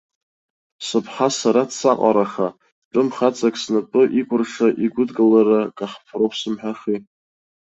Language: Abkhazian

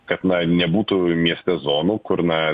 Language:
Lithuanian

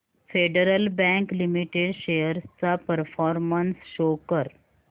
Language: Marathi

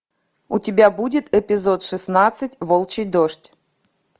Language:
Russian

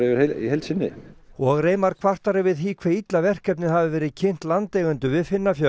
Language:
Icelandic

